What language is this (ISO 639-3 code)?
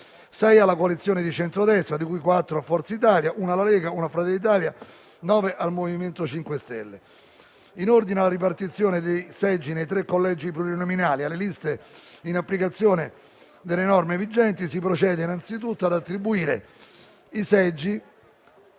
ita